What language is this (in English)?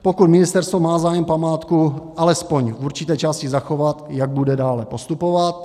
Czech